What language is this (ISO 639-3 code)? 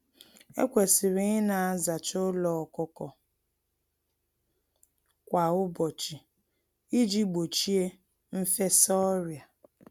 ibo